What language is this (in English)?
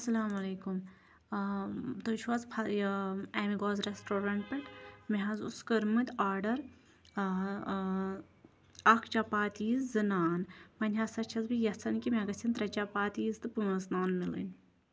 Kashmiri